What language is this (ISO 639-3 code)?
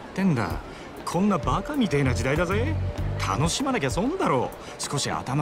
jpn